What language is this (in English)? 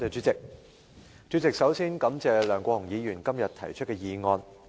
Cantonese